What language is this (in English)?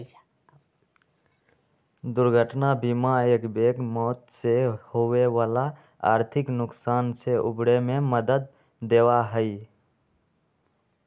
Magahi